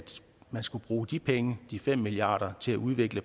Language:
Danish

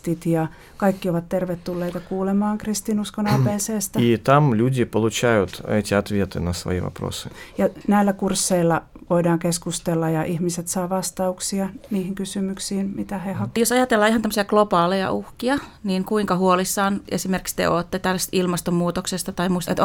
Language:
Finnish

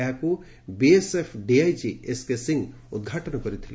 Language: Odia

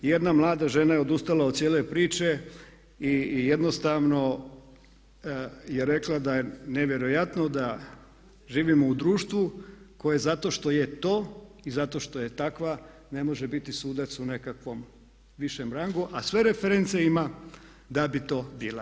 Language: Croatian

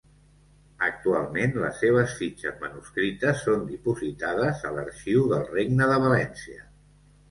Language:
Catalan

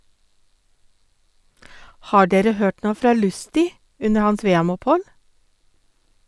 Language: Norwegian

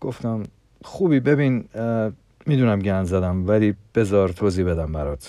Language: Persian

